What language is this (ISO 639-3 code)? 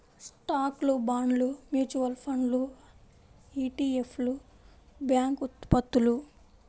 tel